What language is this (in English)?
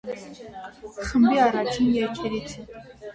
Armenian